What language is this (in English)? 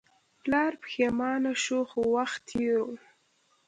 Pashto